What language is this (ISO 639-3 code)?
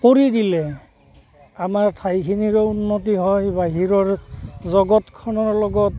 asm